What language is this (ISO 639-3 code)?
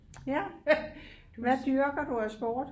dan